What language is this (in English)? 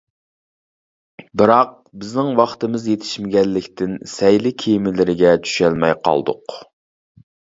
Uyghur